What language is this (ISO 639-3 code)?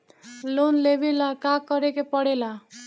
bho